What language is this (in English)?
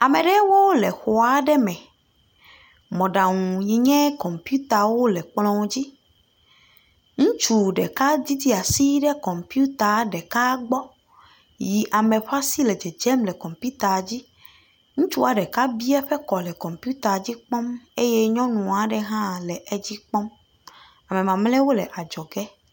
Ewe